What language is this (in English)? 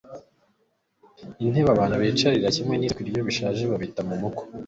Kinyarwanda